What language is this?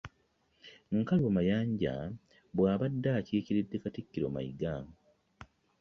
Ganda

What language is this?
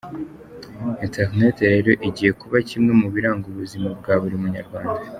Kinyarwanda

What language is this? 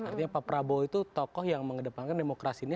Indonesian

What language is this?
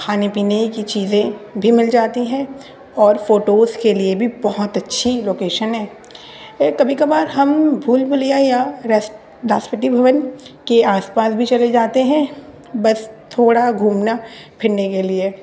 Urdu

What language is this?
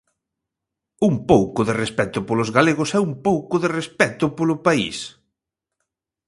Galician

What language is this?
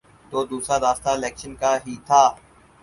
Urdu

